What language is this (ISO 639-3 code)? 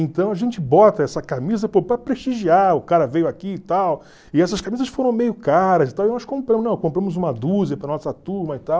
por